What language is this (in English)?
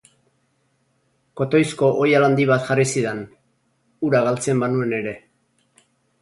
Basque